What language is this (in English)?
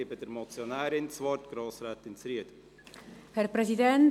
Swiss German